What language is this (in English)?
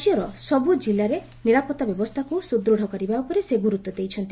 Odia